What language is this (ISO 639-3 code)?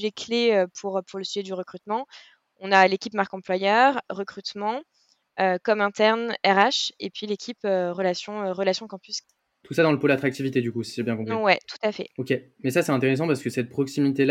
fra